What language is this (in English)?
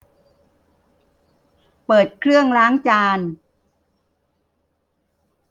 Thai